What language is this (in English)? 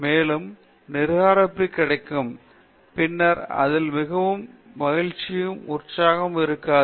Tamil